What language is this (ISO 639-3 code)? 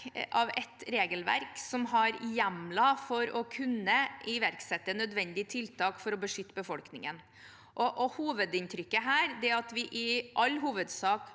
nor